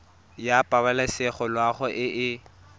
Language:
Tswana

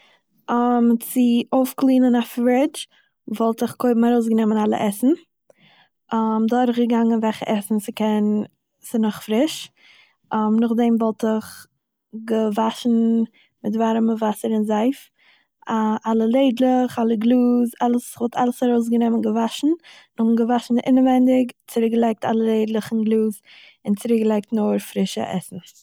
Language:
Yiddish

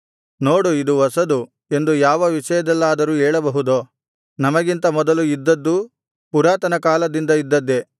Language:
Kannada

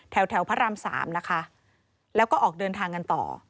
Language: Thai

